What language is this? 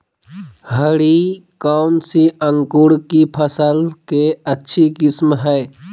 Magahi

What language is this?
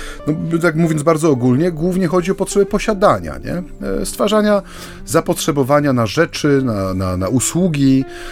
Polish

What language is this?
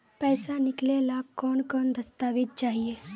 Magahi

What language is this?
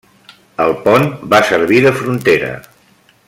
Catalan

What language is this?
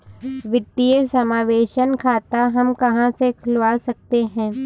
Hindi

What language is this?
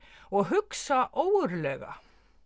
Icelandic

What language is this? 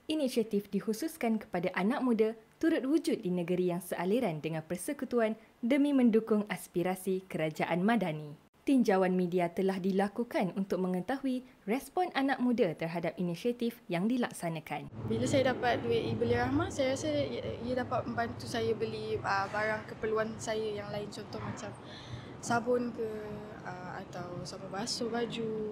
Malay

